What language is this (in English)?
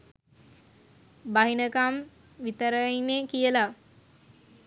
Sinhala